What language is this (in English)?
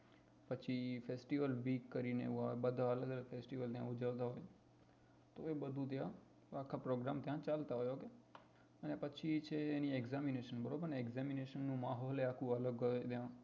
Gujarati